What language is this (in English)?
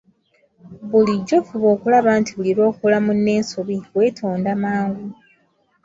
Ganda